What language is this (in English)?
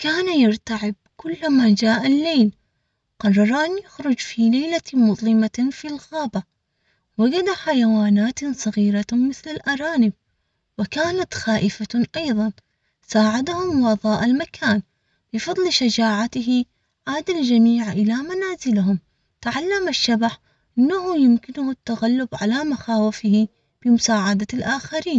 Omani Arabic